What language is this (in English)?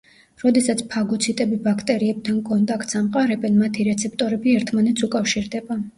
Georgian